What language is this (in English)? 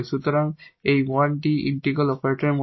Bangla